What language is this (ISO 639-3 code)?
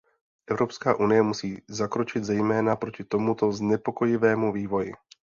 ces